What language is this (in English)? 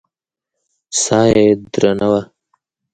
Pashto